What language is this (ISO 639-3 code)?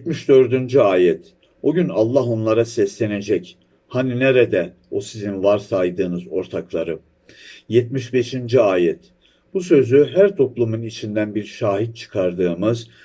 tur